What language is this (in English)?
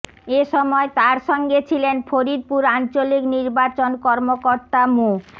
Bangla